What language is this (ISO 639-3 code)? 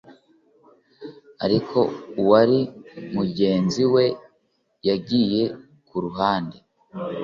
kin